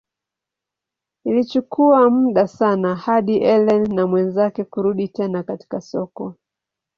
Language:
Swahili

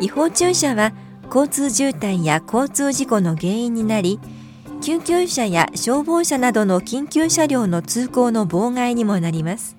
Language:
Japanese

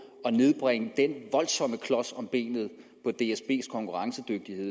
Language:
Danish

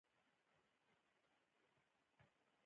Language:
Pashto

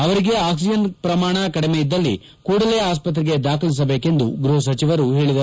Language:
Kannada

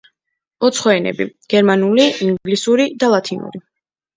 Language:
Georgian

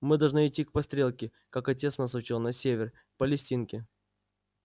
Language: Russian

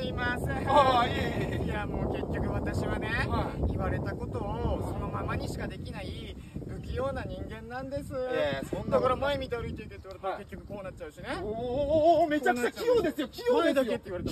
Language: Japanese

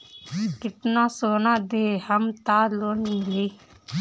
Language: Bhojpuri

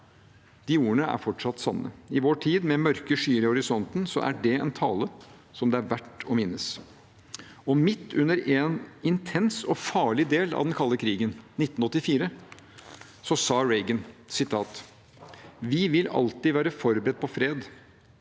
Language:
Norwegian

